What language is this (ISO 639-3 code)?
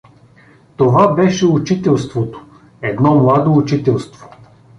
bul